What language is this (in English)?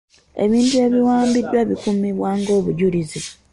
Ganda